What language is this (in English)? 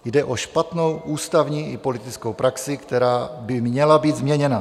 Czech